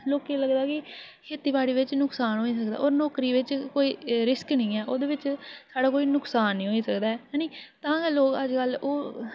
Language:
Dogri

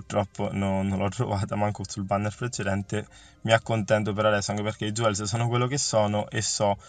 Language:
Italian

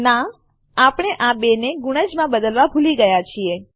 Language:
Gujarati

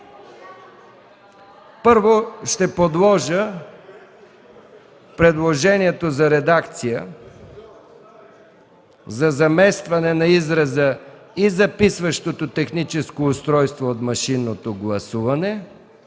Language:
Bulgarian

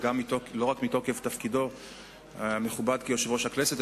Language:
Hebrew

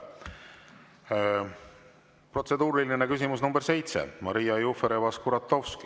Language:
Estonian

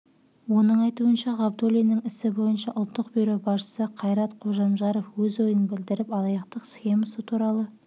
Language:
Kazakh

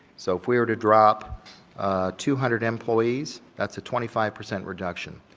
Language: English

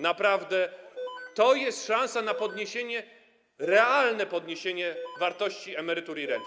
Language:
Polish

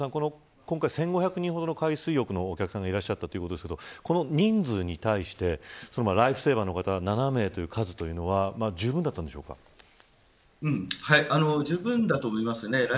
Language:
Japanese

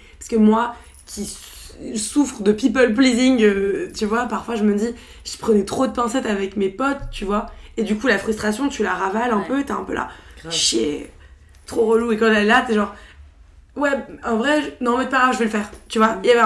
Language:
French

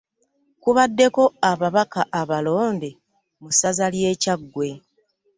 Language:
Ganda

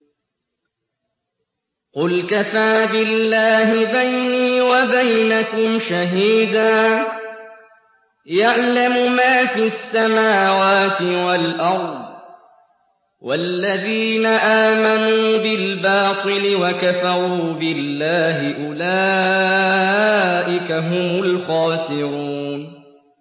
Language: Arabic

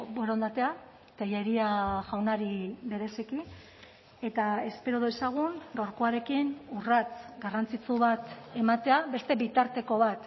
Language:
Basque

